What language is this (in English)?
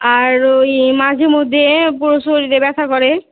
Bangla